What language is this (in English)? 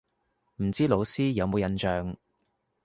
Cantonese